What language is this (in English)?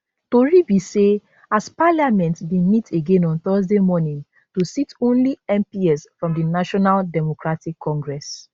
Nigerian Pidgin